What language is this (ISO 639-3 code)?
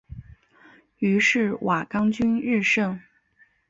zho